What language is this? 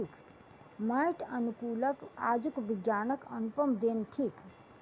Maithili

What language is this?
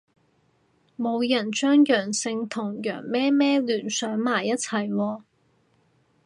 Cantonese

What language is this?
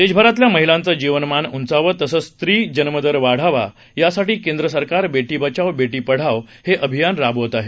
Marathi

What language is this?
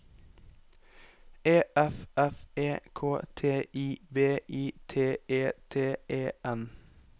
Norwegian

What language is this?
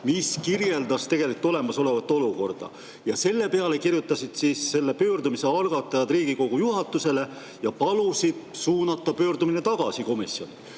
Estonian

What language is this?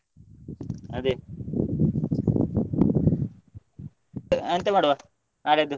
Kannada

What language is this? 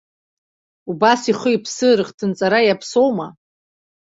Abkhazian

